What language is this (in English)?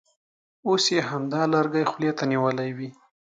Pashto